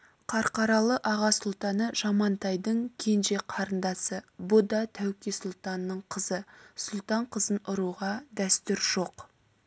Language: Kazakh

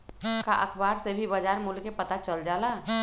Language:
Magahi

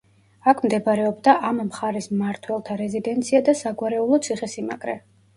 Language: Georgian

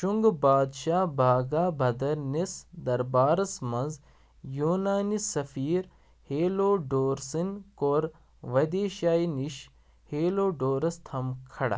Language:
Kashmiri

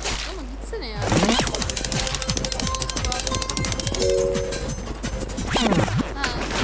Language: Turkish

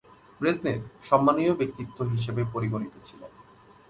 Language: Bangla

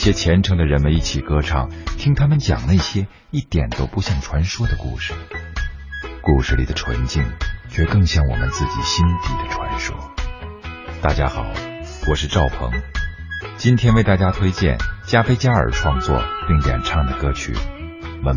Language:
Chinese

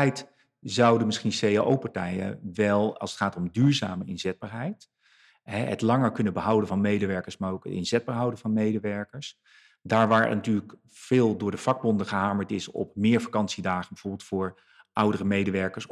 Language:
Dutch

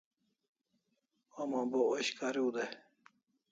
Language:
Kalasha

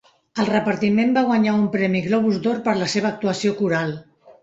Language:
Catalan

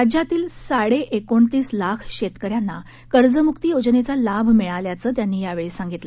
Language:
Marathi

